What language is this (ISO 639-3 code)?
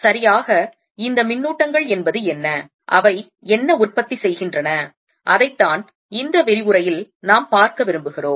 tam